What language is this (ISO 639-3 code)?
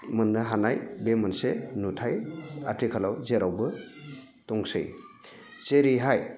brx